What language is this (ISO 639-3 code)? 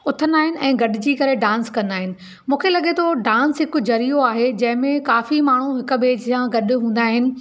snd